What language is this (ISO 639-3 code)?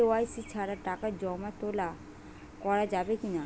ben